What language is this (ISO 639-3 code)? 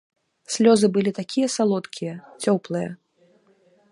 bel